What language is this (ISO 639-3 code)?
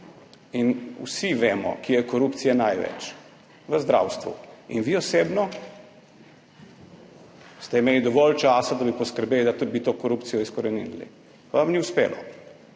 slv